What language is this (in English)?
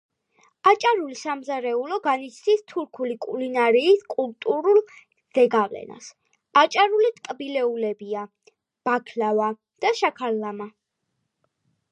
Georgian